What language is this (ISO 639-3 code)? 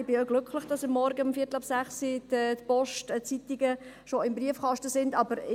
gsw